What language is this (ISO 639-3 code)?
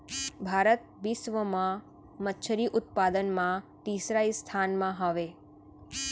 hne